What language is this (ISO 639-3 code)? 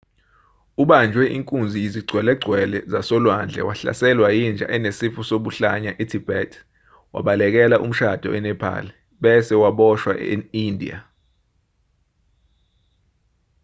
zul